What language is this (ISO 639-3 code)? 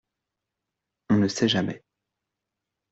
fra